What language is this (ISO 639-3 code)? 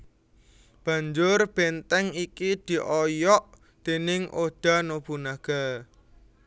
jav